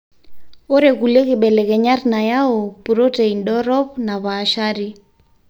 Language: Masai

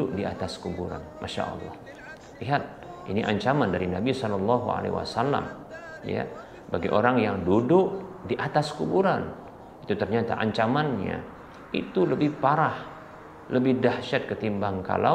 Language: Indonesian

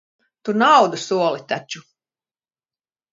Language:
Latvian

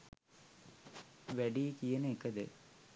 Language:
Sinhala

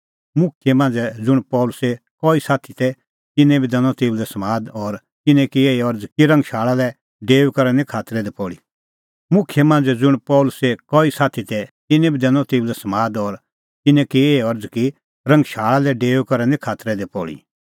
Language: Kullu Pahari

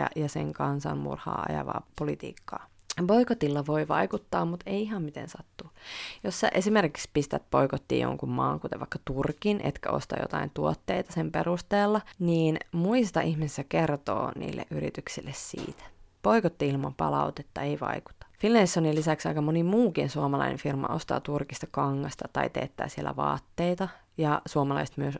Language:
Finnish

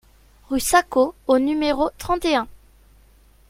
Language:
French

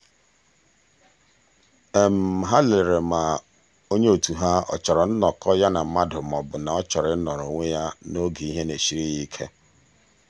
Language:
Igbo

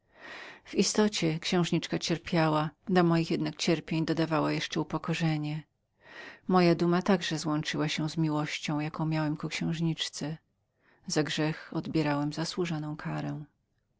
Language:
Polish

